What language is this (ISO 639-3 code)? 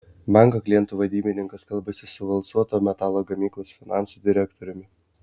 lit